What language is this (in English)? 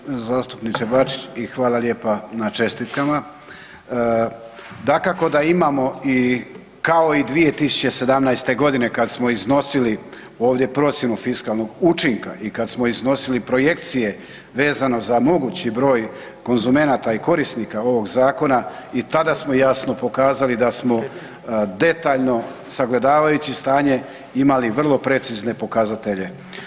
Croatian